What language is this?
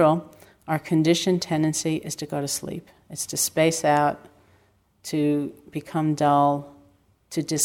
English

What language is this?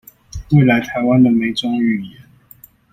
Chinese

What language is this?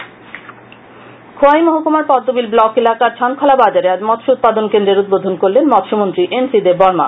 Bangla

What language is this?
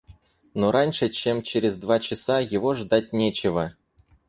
Russian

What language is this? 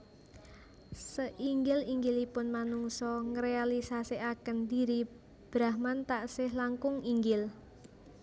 Javanese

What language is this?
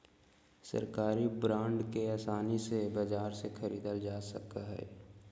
Magahi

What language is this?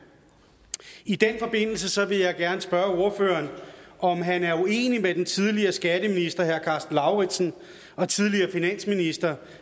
Danish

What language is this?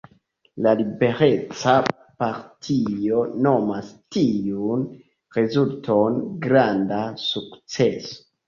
Esperanto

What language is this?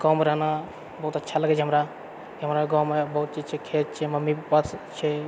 Maithili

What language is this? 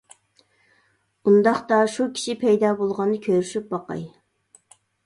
Uyghur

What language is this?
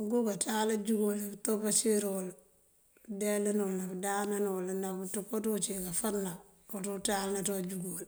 Mandjak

